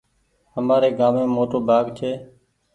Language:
Goaria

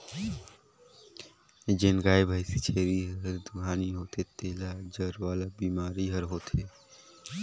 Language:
Chhattisgarhi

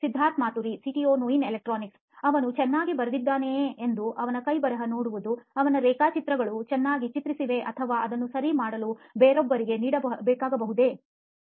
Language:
Kannada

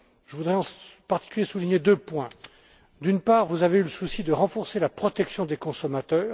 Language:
French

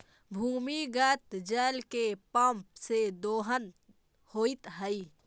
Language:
Magahi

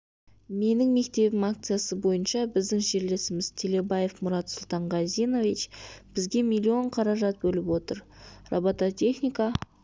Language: Kazakh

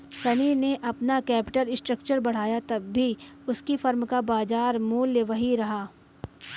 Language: Hindi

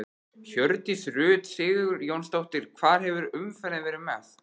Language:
Icelandic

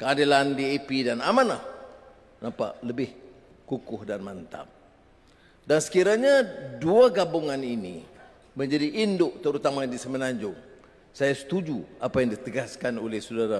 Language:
Malay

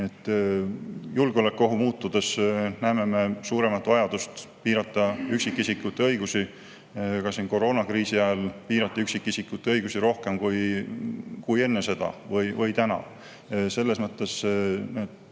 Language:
Estonian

